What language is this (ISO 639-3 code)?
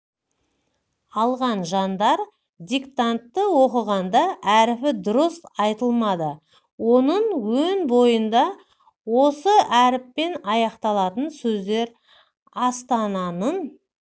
kaz